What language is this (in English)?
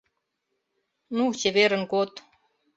Mari